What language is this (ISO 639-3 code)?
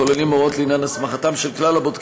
heb